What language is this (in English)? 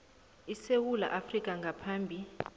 South Ndebele